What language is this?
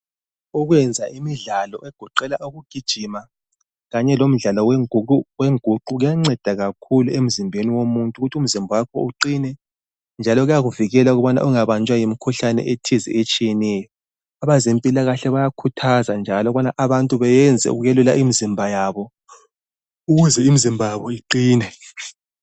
North Ndebele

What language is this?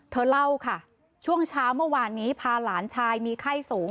Thai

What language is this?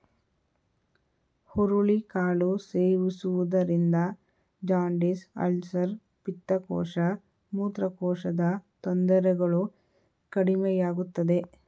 Kannada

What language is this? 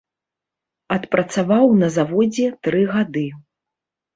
Belarusian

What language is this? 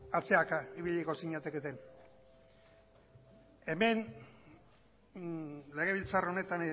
Basque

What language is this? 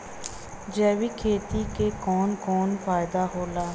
Bhojpuri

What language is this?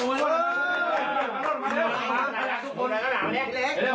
Thai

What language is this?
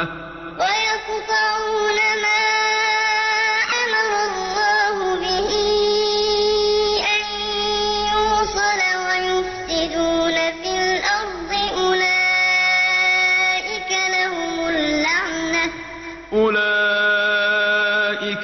Arabic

